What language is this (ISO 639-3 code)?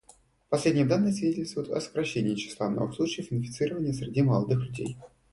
rus